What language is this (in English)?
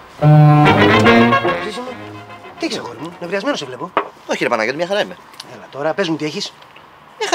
Greek